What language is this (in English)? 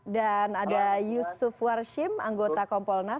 Indonesian